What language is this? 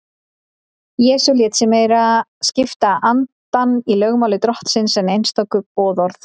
Icelandic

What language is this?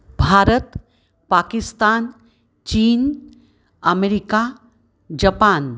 Sanskrit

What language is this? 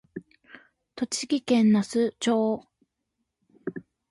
Japanese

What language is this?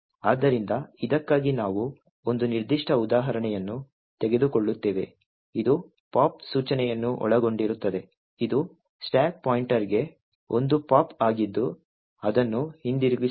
Kannada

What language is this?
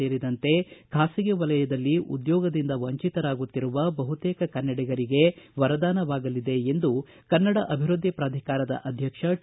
Kannada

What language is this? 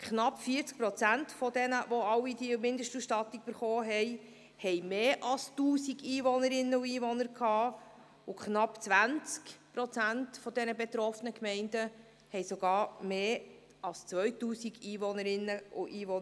Swiss German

